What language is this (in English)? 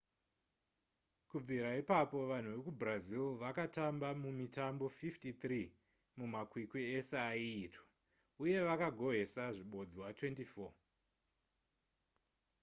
Shona